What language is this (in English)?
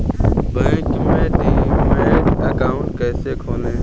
Hindi